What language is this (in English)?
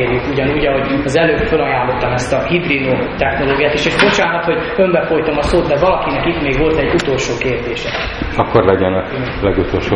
Hungarian